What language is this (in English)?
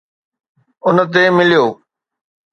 Sindhi